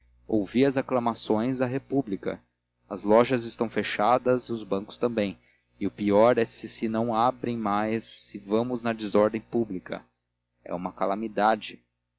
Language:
Portuguese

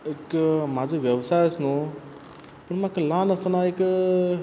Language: Konkani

